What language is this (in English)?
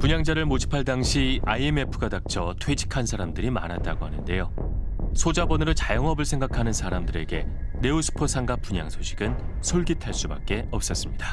Korean